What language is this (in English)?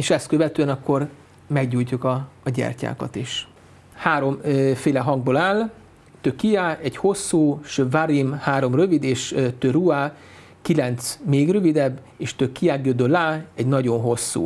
Hungarian